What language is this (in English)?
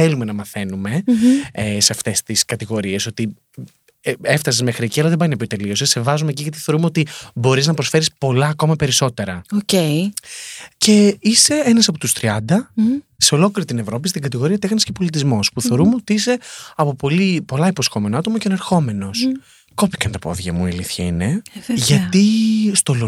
Greek